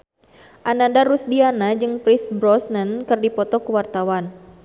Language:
Sundanese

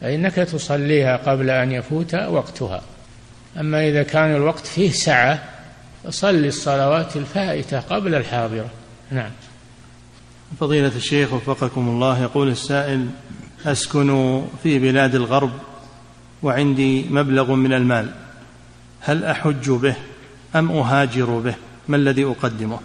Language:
Arabic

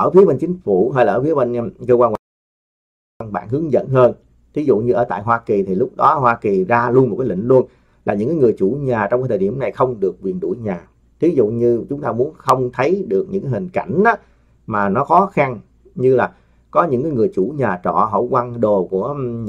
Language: Vietnamese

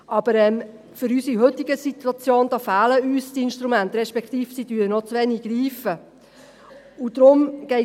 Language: Swiss German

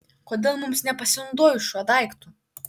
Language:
Lithuanian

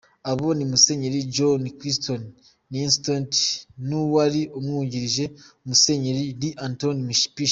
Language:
Kinyarwanda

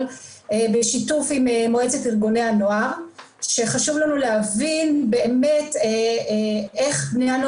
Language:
Hebrew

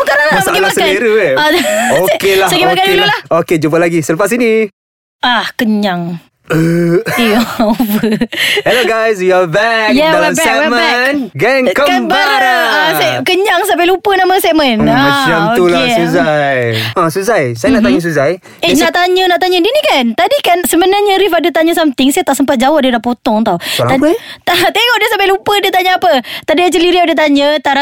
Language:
Malay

